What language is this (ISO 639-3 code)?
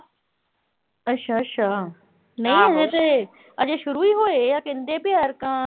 pan